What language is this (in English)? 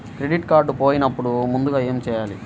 Telugu